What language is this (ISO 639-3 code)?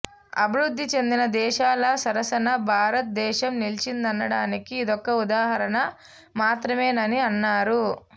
tel